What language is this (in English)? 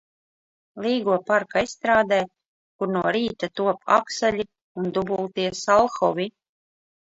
Latvian